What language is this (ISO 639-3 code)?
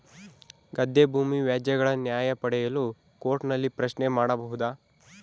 kan